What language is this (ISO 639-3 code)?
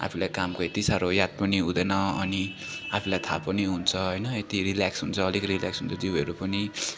nep